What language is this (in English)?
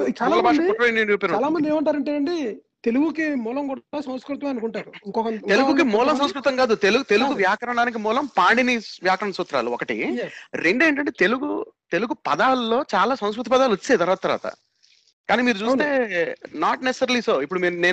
Telugu